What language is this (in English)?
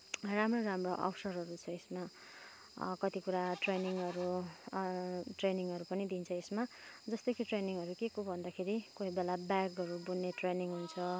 Nepali